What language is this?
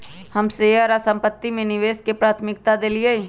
Magahi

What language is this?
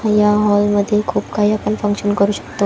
Marathi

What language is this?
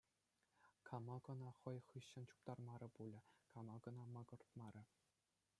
Chuvash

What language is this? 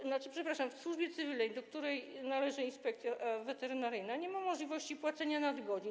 Polish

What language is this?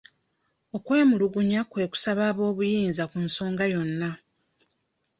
Ganda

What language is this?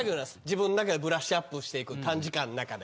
Japanese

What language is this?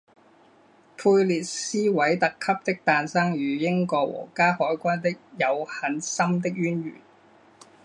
Chinese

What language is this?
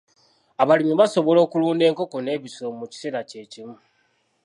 Ganda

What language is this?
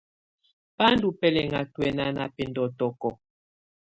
Tunen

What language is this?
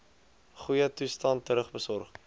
Afrikaans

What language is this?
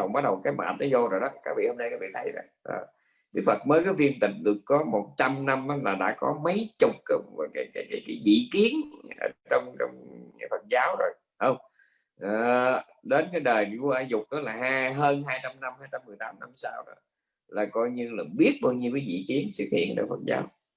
Vietnamese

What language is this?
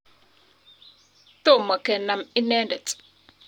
Kalenjin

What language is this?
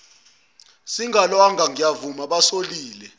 Zulu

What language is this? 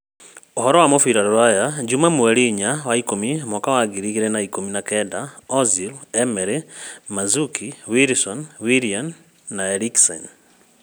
Kikuyu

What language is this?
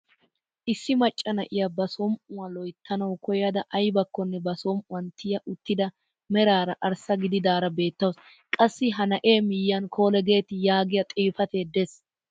Wolaytta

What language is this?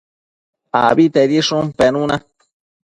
Matsés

